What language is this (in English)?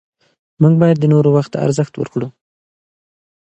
Pashto